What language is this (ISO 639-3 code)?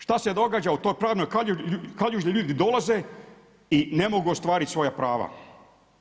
hrv